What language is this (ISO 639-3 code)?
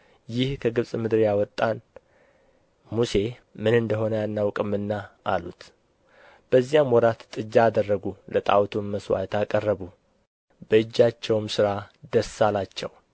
amh